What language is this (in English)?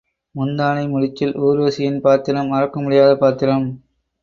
Tamil